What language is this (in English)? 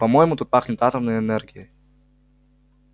Russian